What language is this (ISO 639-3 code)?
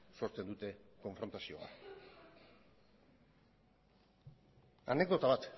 eus